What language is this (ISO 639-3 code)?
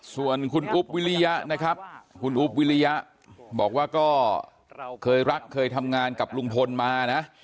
tha